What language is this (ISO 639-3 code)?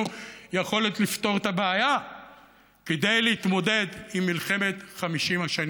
heb